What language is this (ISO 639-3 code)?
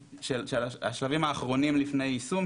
heb